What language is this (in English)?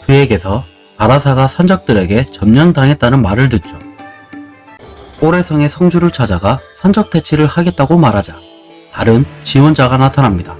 Korean